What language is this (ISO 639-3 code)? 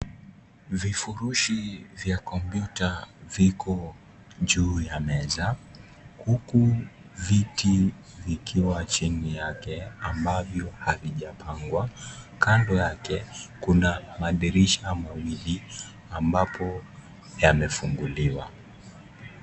swa